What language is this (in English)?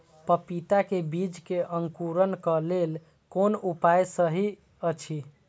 Maithili